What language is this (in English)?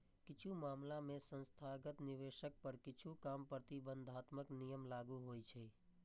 Maithili